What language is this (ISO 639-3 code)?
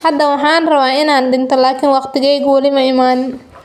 som